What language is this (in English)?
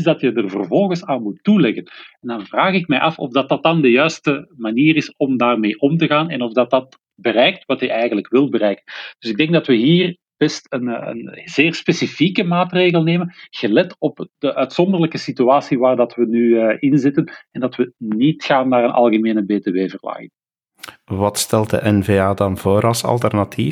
Dutch